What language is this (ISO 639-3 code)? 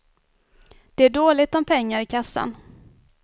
swe